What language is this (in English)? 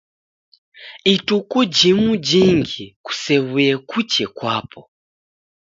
Taita